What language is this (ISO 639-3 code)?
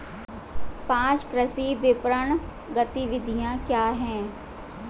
hin